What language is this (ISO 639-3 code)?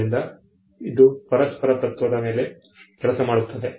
kan